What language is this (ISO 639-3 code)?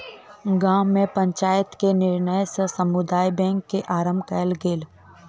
mai